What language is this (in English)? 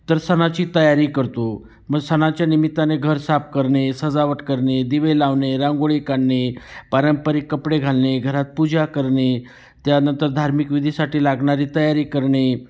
Marathi